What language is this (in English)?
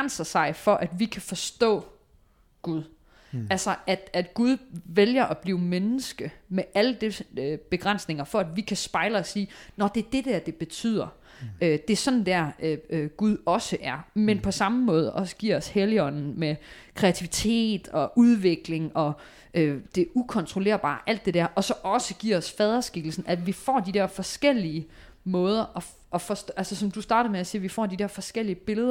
Danish